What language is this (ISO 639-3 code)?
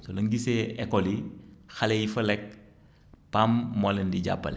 wol